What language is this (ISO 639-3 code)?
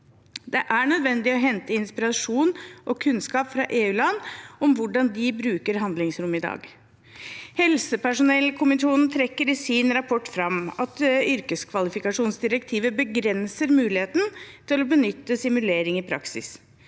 nor